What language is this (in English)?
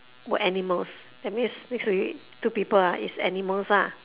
English